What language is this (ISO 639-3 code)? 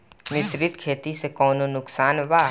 bho